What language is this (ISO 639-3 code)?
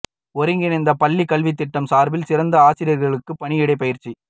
tam